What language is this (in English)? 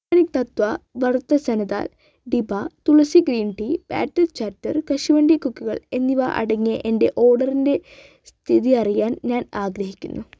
Malayalam